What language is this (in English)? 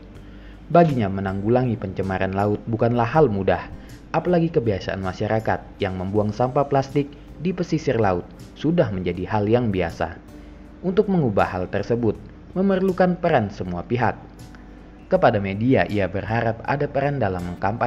Indonesian